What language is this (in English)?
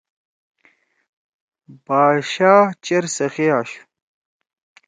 Torwali